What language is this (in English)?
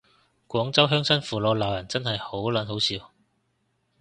Cantonese